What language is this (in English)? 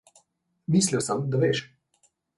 Slovenian